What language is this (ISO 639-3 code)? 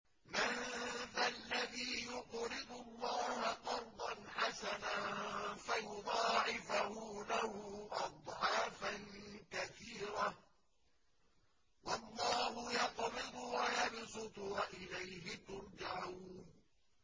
ara